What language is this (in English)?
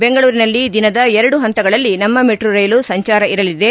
Kannada